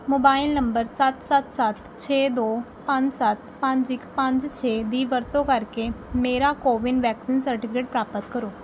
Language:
Punjabi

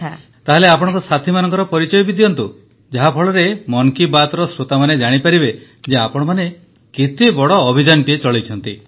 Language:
Odia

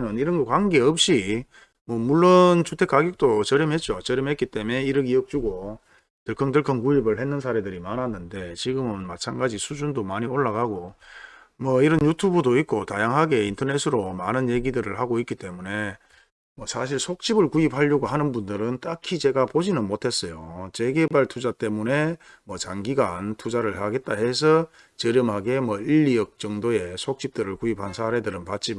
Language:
Korean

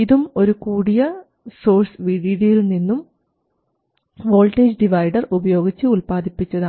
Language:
Malayalam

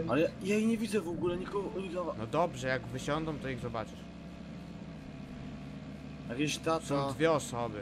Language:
Polish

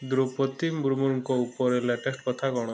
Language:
Odia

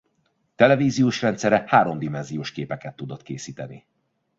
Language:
Hungarian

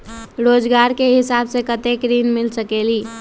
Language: Magahi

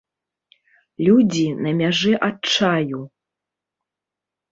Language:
Belarusian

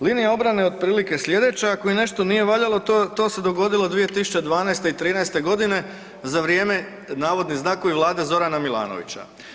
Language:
Croatian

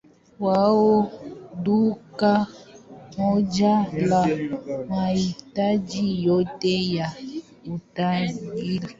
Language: Swahili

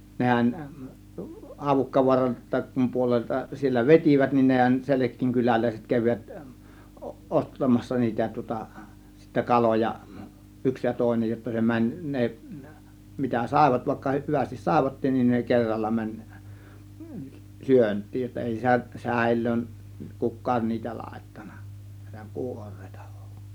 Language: Finnish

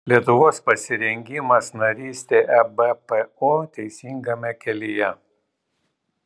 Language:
Lithuanian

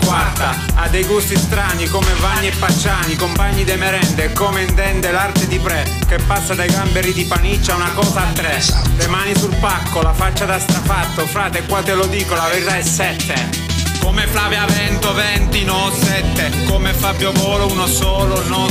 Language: Italian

